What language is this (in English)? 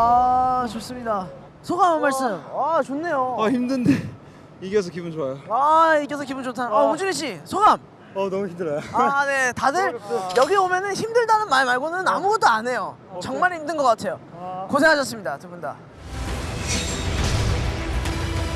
Korean